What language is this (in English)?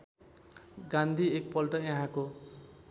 Nepali